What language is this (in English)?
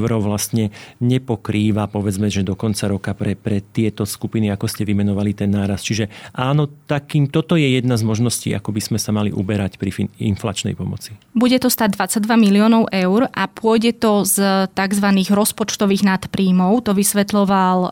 Slovak